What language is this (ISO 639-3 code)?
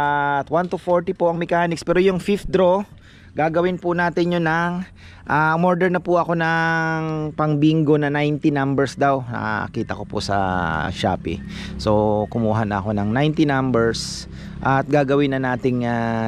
fil